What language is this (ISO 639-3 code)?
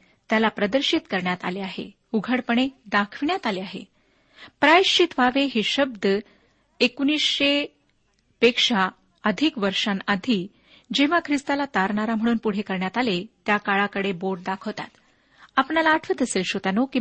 mar